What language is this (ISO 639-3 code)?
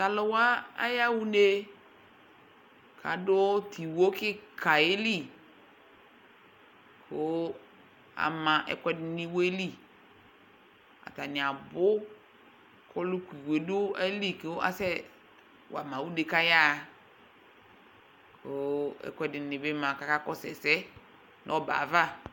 kpo